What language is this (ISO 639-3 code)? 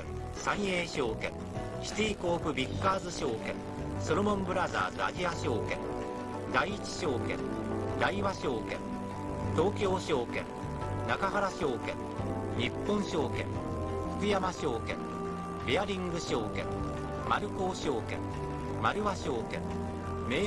jpn